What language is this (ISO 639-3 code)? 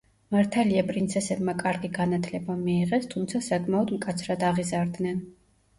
kat